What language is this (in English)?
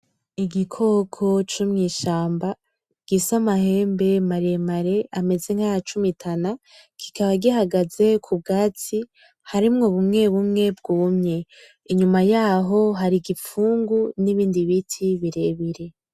Rundi